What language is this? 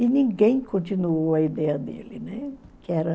Portuguese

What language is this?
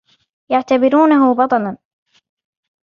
Arabic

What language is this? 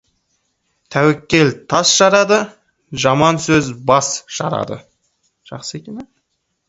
Kazakh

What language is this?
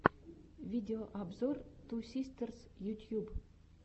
Russian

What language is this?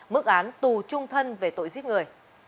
Vietnamese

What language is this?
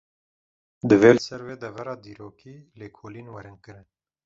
Kurdish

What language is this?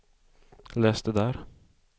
Swedish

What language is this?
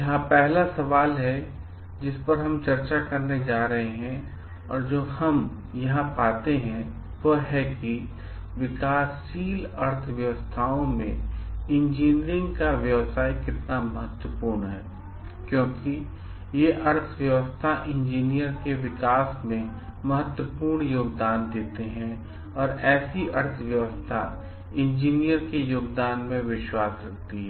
Hindi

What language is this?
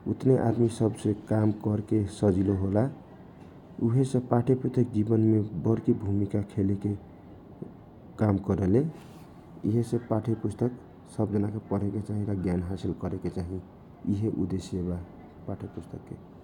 Kochila Tharu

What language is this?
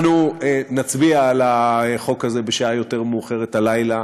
Hebrew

